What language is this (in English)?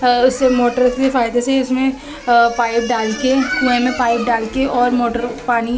Urdu